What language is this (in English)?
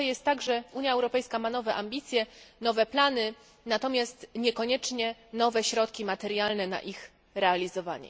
Polish